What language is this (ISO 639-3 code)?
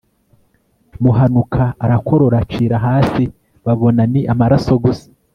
kin